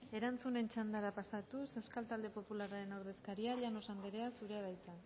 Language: Basque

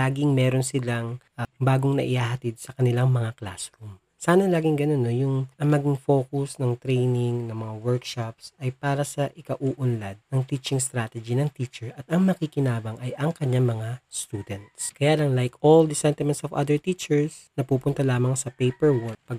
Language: Filipino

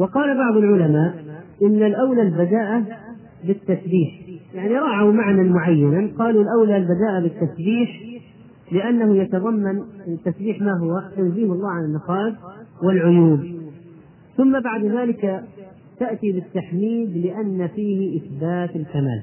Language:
Arabic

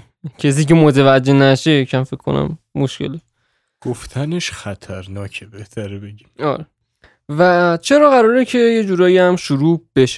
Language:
Persian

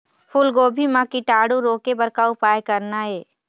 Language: Chhattisgarhi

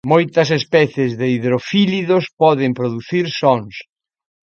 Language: Galician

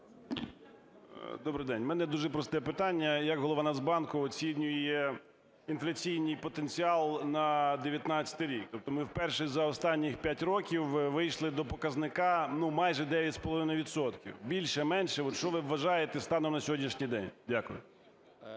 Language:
Ukrainian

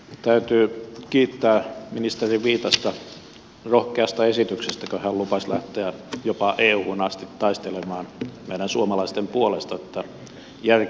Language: Finnish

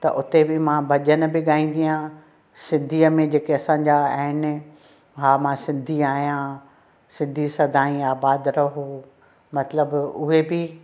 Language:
Sindhi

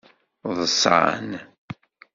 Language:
Kabyle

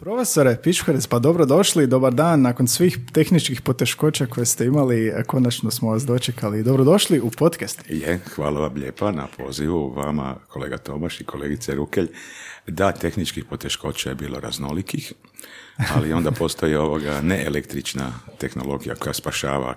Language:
Croatian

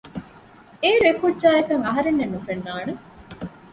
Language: Divehi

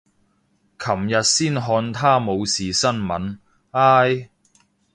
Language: Cantonese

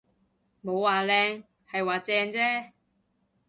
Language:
Cantonese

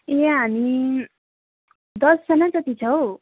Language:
Nepali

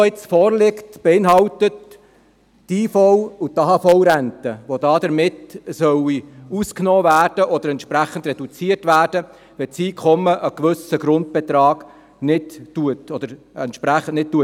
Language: Swiss German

